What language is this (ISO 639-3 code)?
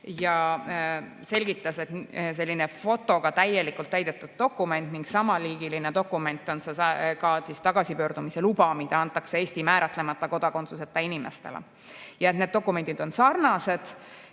est